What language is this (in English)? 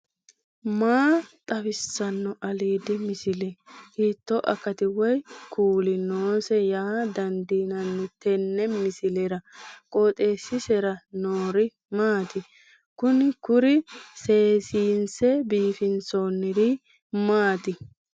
Sidamo